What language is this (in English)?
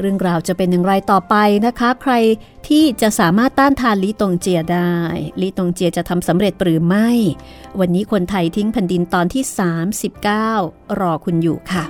Thai